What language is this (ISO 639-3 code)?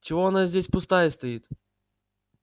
rus